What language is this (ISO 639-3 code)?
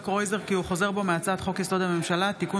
heb